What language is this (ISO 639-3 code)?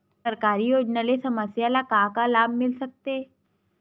hne